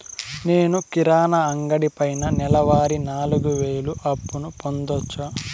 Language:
Telugu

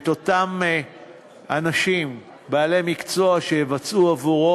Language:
Hebrew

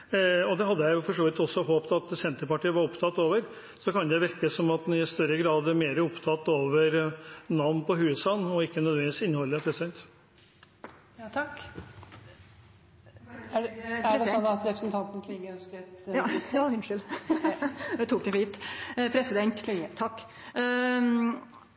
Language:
Norwegian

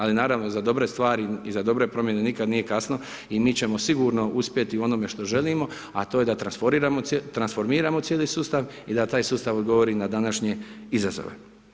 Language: Croatian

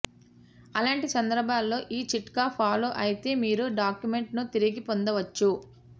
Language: Telugu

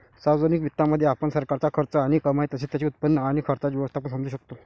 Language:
Marathi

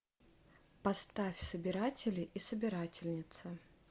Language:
Russian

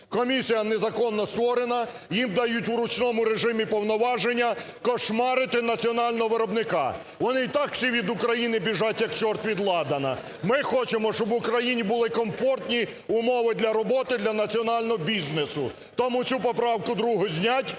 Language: Ukrainian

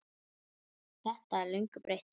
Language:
Icelandic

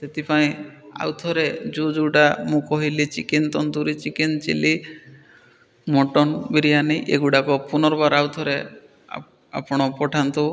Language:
Odia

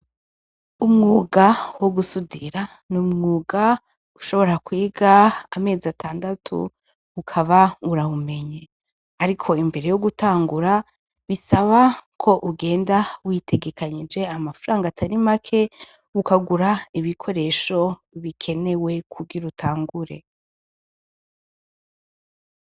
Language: Rundi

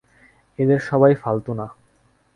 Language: Bangla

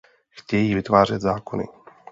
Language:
Czech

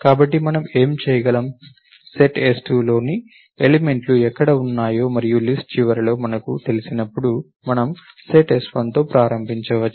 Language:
Telugu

